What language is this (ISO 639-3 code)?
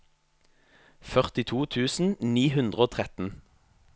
nor